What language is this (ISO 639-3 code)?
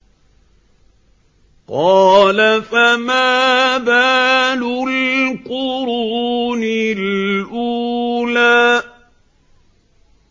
ara